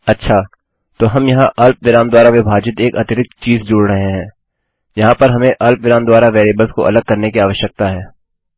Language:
Hindi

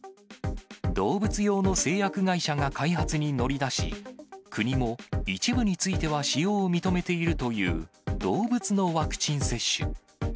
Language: Japanese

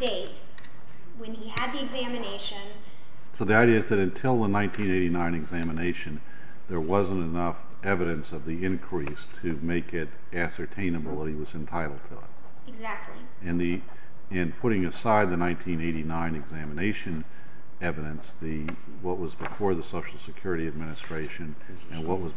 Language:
English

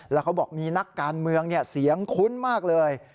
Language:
Thai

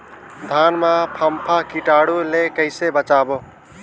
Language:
Chhattisgarhi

